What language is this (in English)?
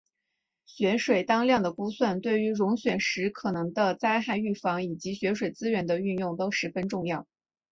Chinese